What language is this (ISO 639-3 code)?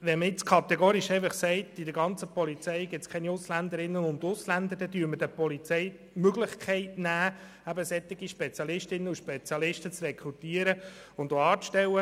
gsw